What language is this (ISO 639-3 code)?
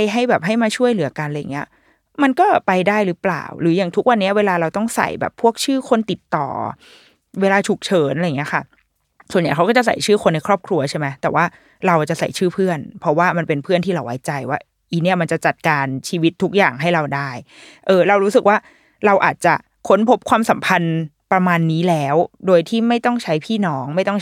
tha